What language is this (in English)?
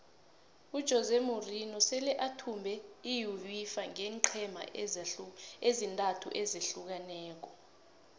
South Ndebele